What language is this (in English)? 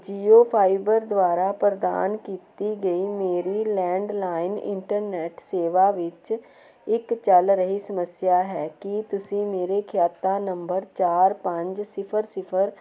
Punjabi